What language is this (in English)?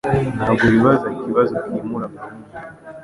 Kinyarwanda